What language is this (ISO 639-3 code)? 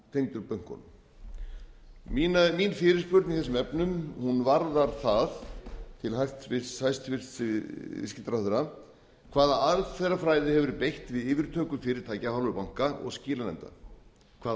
isl